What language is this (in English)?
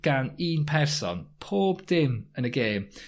Welsh